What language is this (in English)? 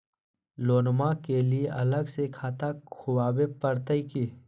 Magahi